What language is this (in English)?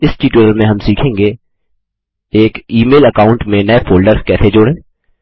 Hindi